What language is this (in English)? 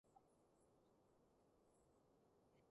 Cantonese